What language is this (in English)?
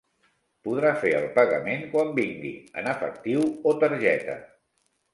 Catalan